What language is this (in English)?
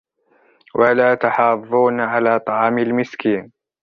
Arabic